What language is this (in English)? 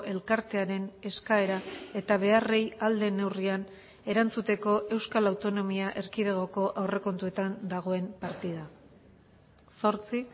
Basque